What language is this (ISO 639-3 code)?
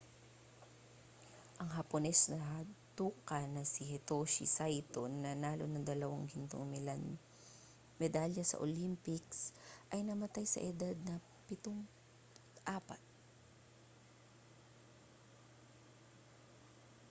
fil